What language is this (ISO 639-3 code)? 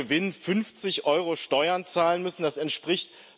deu